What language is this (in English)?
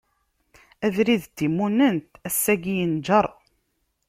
Kabyle